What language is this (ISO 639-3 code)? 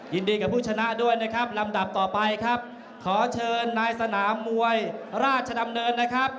tha